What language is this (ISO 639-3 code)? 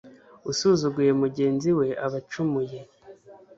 kin